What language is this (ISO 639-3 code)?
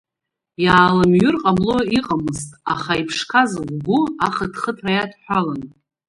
abk